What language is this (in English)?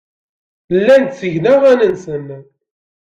Kabyle